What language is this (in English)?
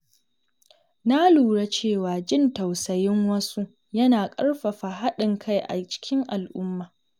Hausa